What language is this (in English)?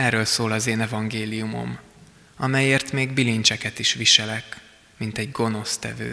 Hungarian